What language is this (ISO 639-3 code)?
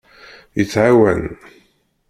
kab